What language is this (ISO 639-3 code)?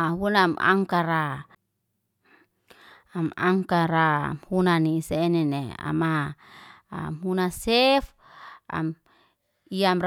ste